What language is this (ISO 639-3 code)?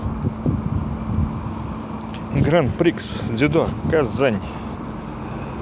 rus